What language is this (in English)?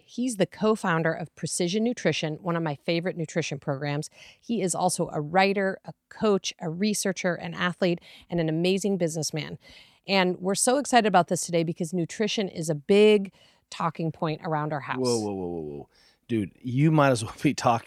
English